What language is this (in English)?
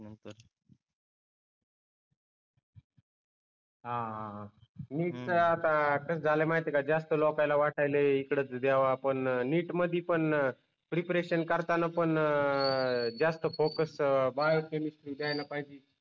Marathi